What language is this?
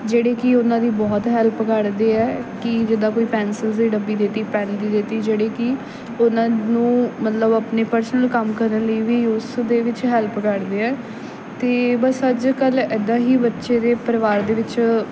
Punjabi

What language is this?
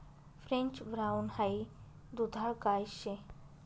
Marathi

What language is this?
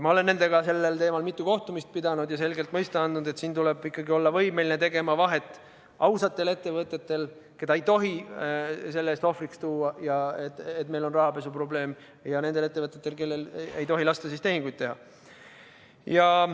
Estonian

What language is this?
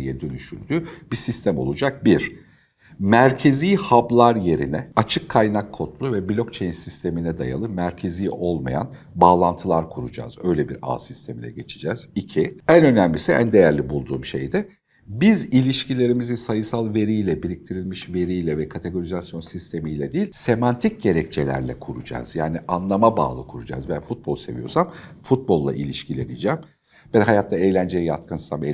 Turkish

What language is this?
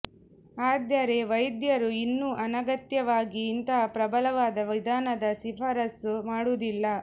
Kannada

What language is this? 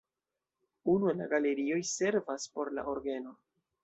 Esperanto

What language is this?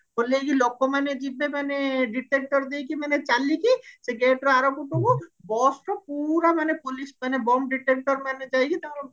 Odia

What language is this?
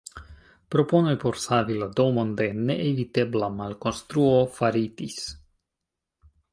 Esperanto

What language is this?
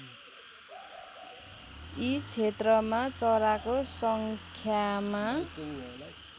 Nepali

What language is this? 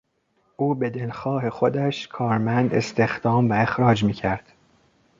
Persian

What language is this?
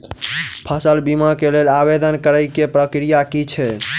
Maithili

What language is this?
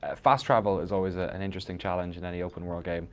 English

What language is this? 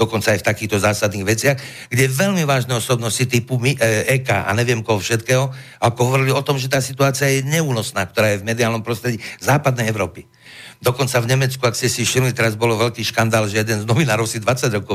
Slovak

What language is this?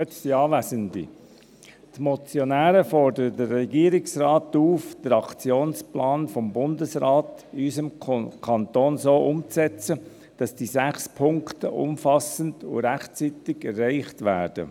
Swiss German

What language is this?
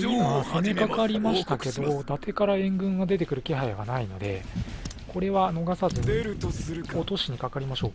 Japanese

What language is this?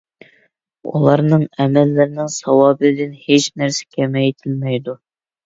Uyghur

